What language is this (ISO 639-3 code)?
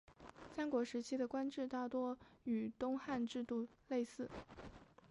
zho